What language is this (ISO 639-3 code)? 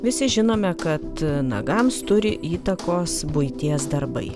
lit